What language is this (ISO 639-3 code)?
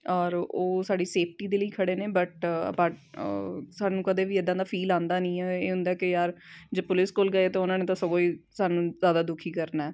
pan